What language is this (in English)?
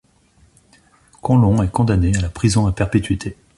French